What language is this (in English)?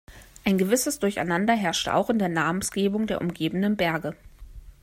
German